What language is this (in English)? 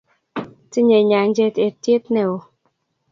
Kalenjin